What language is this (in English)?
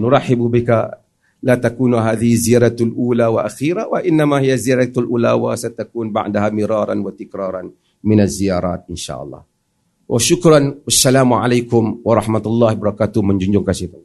Malay